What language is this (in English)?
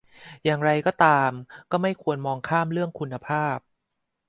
Thai